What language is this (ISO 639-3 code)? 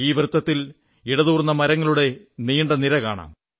mal